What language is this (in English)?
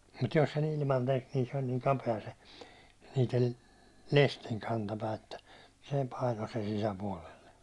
Finnish